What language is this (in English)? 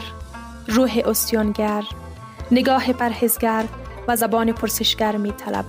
Persian